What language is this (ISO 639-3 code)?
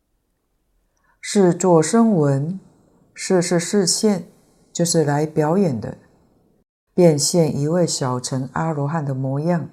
zho